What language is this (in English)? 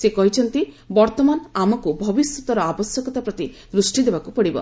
Odia